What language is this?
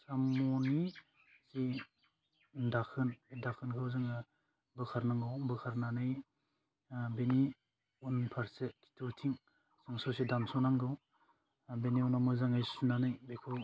Bodo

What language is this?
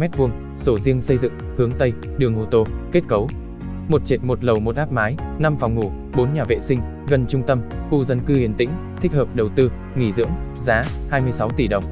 Vietnamese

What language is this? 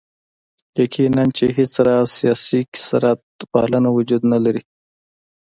Pashto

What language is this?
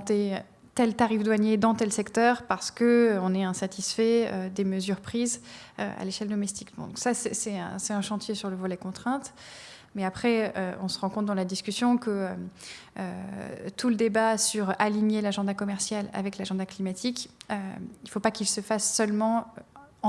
French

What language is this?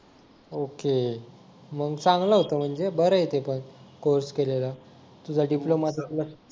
Marathi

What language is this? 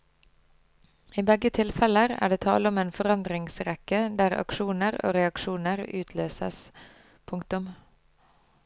Norwegian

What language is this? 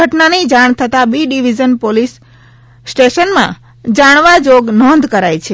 Gujarati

